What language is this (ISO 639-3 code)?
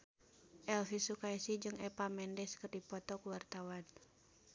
sun